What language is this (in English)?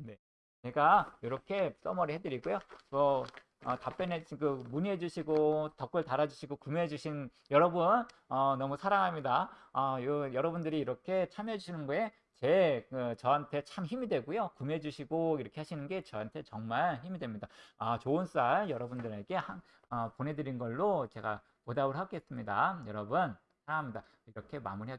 Korean